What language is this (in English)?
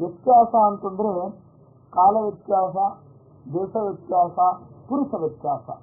Turkish